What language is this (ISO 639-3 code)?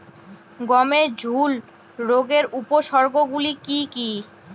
ben